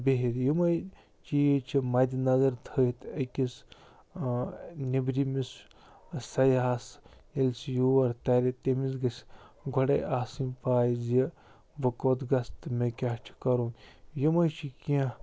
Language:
Kashmiri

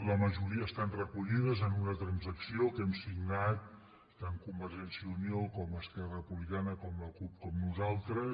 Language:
Catalan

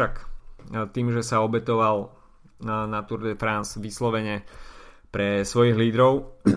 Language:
Slovak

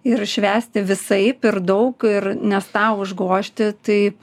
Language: Lithuanian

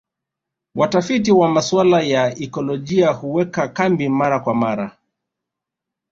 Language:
Swahili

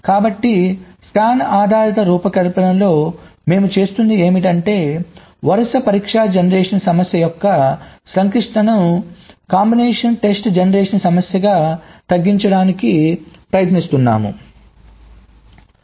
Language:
Telugu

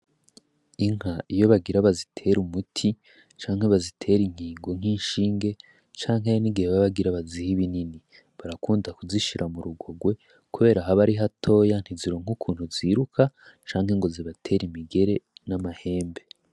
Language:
Rundi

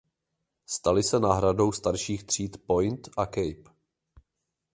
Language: Czech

